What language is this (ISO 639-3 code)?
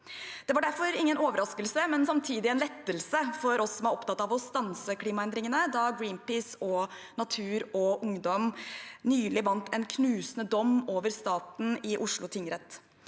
nor